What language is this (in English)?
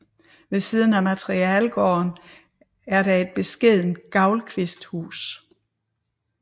Danish